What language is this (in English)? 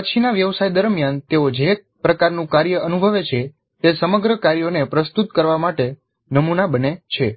Gujarati